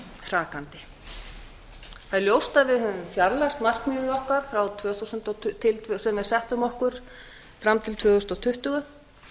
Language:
Icelandic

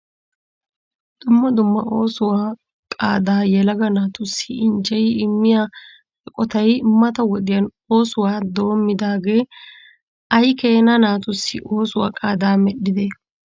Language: Wolaytta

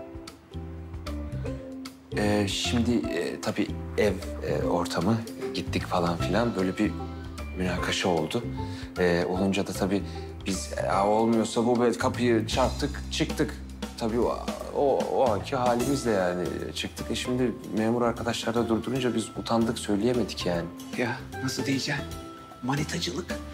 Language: Turkish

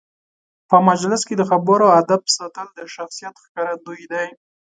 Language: Pashto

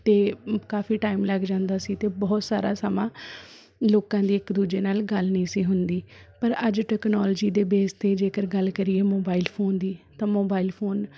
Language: Punjabi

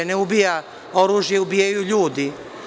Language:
Serbian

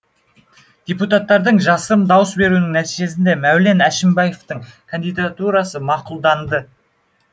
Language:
Kazakh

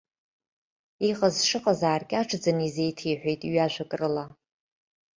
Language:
Abkhazian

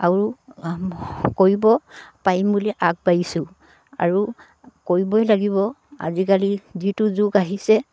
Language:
Assamese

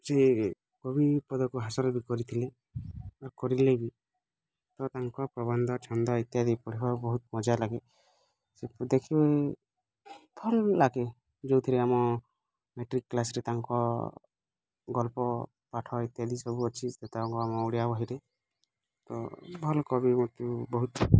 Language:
Odia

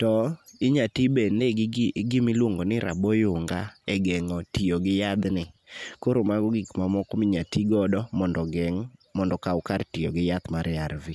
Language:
Luo (Kenya and Tanzania)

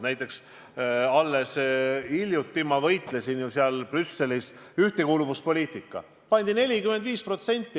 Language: Estonian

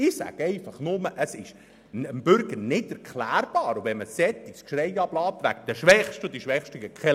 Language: Swiss German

